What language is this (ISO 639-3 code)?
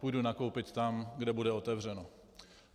ces